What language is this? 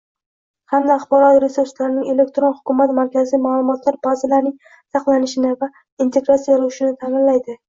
Uzbek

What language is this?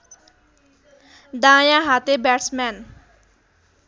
Nepali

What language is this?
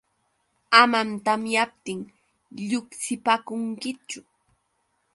Yauyos Quechua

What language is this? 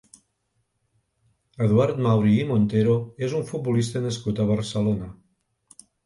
Catalan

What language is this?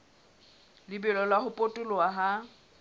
Southern Sotho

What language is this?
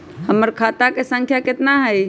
Magahi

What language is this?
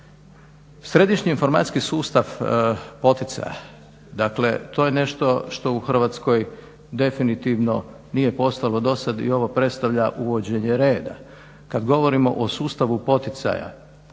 Croatian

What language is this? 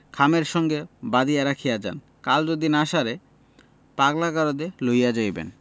Bangla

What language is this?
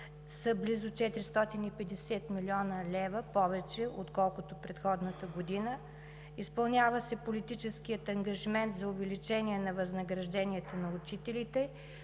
Bulgarian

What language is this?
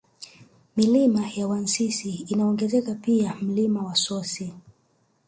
Swahili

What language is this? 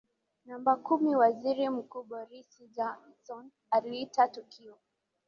Swahili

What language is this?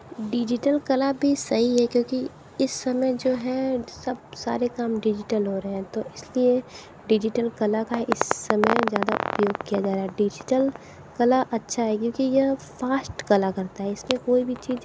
Hindi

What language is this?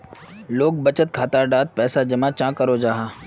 Magahi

